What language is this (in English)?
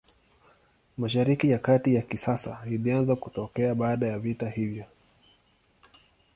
Swahili